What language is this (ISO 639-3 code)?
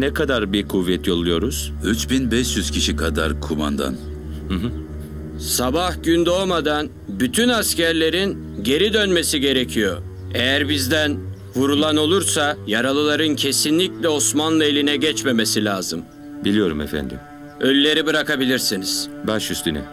tur